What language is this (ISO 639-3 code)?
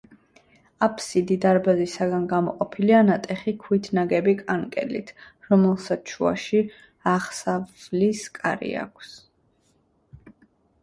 kat